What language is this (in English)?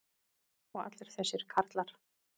Icelandic